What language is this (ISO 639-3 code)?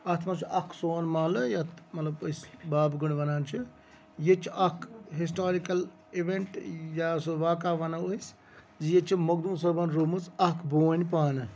kas